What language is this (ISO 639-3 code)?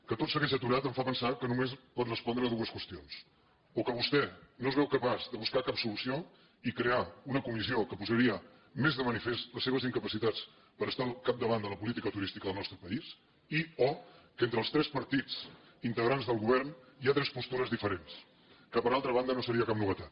cat